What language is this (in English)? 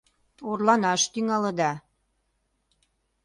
Mari